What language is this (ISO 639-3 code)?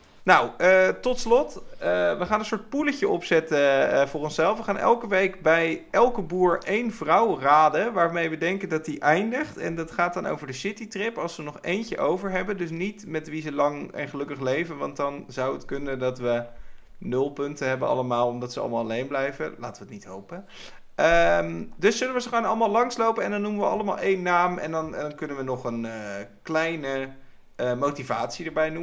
nld